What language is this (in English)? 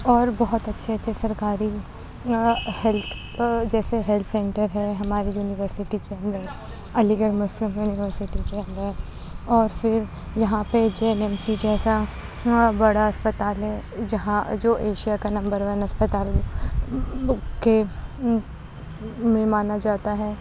Urdu